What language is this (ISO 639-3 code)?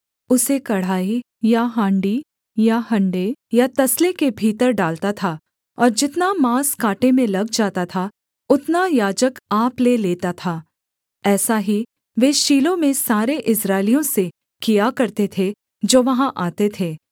hin